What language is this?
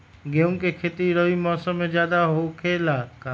Magahi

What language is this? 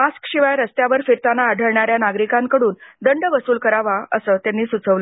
Marathi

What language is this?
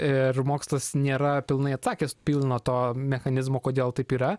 Lithuanian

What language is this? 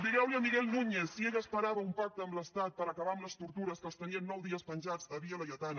Catalan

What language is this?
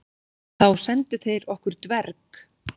Icelandic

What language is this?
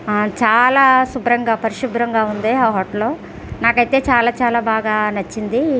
Telugu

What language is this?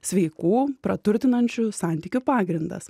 Lithuanian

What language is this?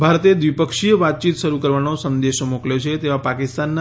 Gujarati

